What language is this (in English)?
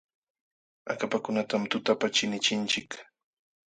Jauja Wanca Quechua